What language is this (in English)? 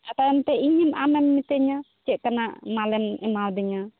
Santali